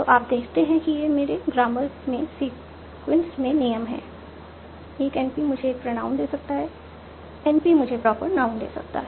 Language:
Hindi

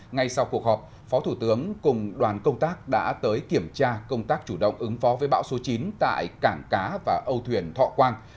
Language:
Vietnamese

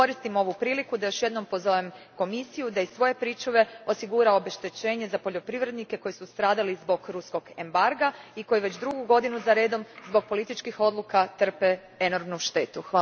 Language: Croatian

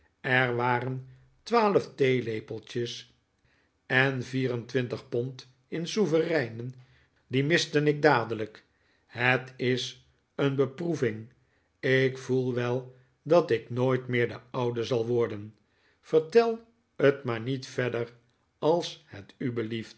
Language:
Dutch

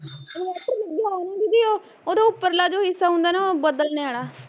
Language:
Punjabi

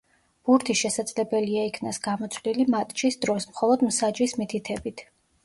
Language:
Georgian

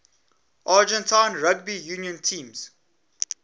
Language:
English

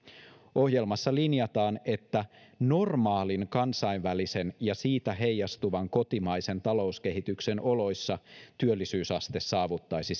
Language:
Finnish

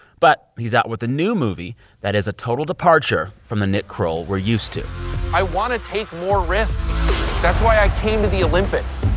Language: English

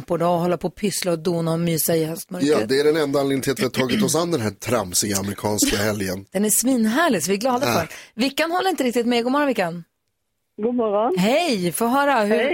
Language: Swedish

